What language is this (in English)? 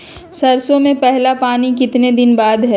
Magahi